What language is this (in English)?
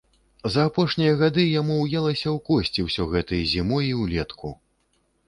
Belarusian